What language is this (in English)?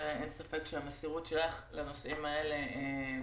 Hebrew